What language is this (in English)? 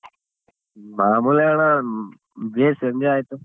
Kannada